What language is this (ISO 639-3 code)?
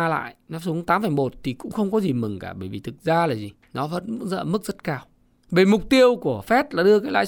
vie